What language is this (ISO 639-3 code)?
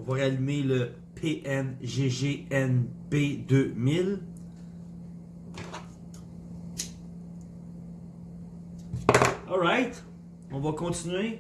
fra